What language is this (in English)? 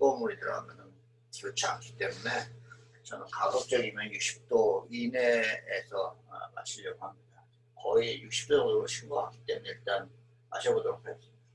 Korean